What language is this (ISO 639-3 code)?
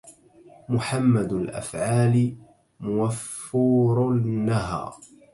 ara